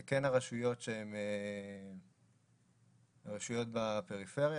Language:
Hebrew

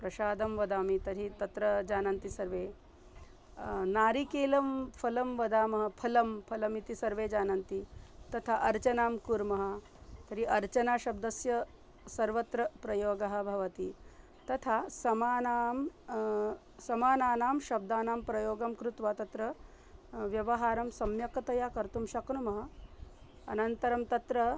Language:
Sanskrit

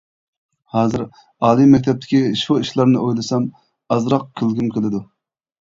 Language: Uyghur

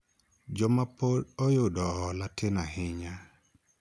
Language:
Luo (Kenya and Tanzania)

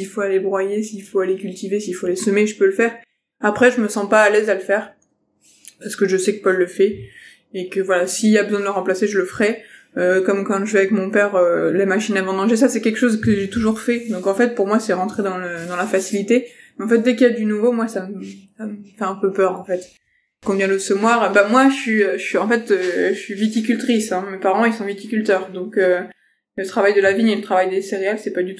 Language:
French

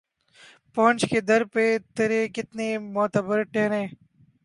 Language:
Urdu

